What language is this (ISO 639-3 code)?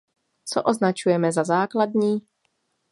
ces